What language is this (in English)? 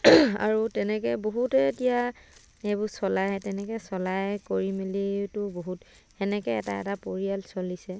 Assamese